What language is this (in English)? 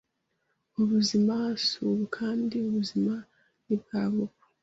Kinyarwanda